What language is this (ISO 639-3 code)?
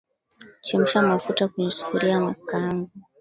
swa